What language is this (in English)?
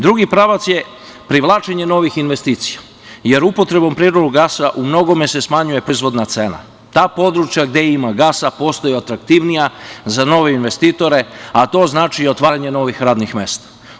Serbian